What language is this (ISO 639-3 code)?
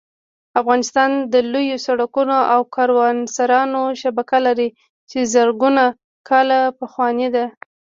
pus